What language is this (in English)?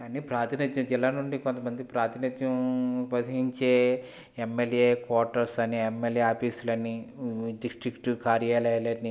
Telugu